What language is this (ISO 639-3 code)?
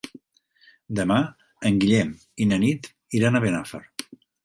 cat